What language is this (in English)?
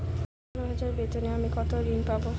Bangla